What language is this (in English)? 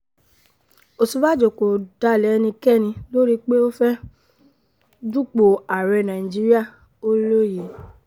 Yoruba